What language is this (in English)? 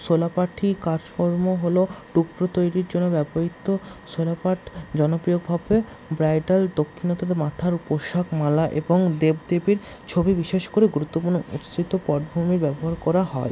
Bangla